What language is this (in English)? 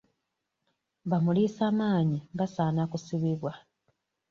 Ganda